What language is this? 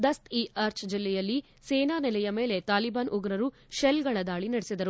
Kannada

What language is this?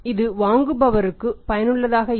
Tamil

